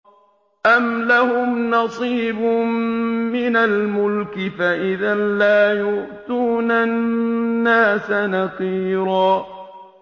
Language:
Arabic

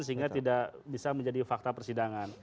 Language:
Indonesian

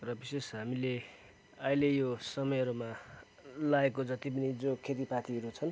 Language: Nepali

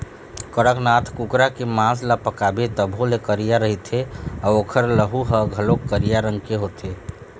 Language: Chhattisgarhi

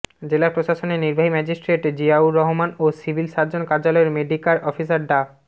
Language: Bangla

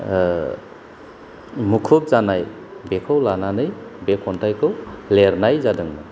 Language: Bodo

